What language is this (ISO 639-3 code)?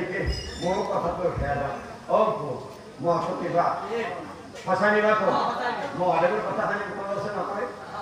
ben